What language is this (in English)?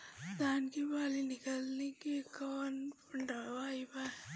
Bhojpuri